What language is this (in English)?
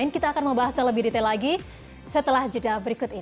Indonesian